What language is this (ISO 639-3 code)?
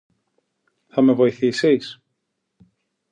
ell